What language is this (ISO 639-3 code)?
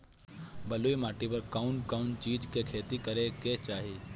bho